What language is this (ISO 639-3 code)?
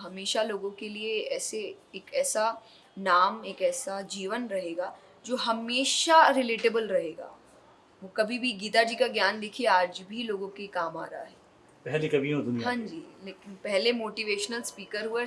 hin